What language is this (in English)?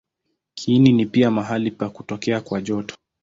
Swahili